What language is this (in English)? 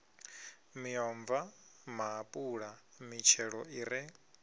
Venda